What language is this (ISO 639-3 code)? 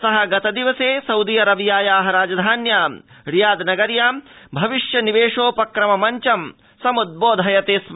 san